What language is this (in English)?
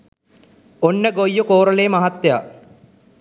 Sinhala